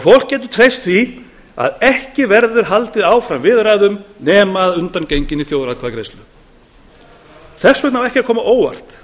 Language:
Icelandic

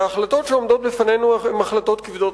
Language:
Hebrew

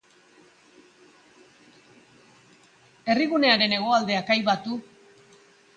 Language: Basque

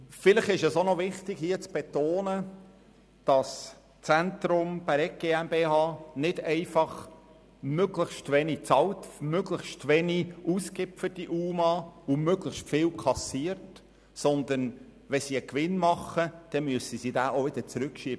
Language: Swiss German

